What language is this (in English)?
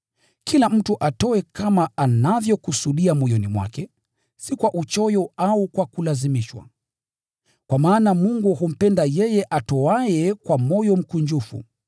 Swahili